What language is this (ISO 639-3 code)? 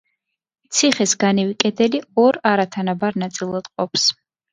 kat